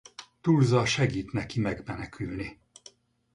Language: Hungarian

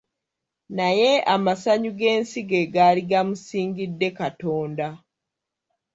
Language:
Ganda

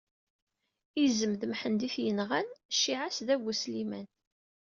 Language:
Kabyle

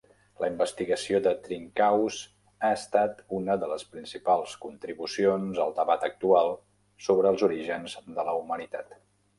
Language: Catalan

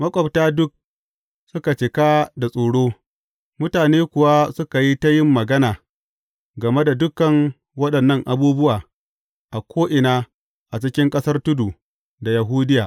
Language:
Hausa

